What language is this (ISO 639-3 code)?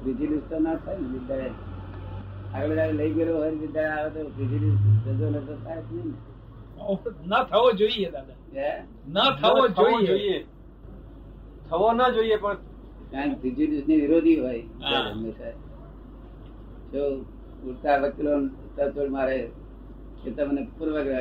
guj